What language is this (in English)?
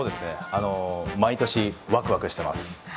Japanese